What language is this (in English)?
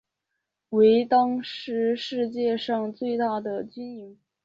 Chinese